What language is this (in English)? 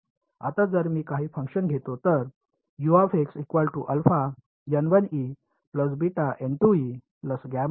Marathi